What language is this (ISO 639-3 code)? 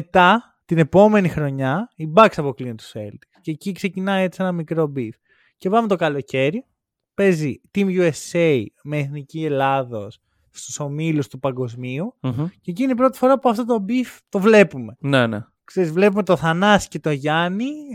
ell